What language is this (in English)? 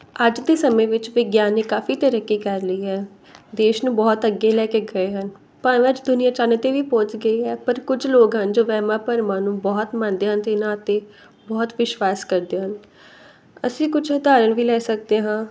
Punjabi